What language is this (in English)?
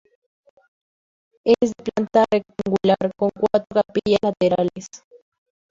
Spanish